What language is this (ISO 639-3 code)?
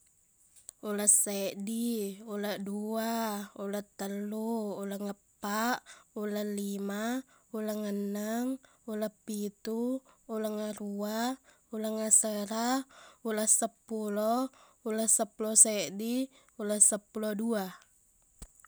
bug